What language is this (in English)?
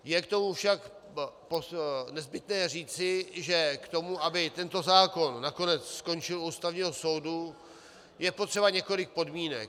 Czech